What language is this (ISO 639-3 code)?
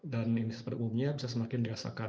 ind